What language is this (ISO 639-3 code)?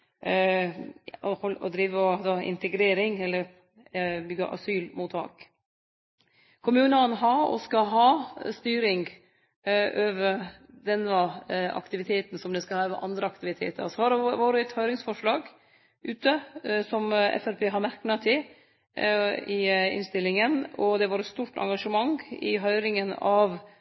nno